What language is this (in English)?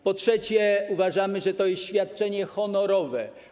Polish